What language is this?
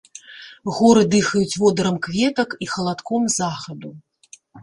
Belarusian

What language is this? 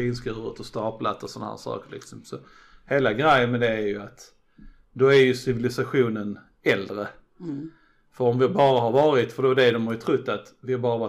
Swedish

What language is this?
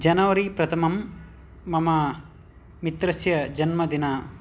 Sanskrit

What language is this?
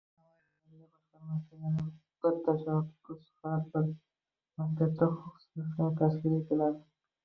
Uzbek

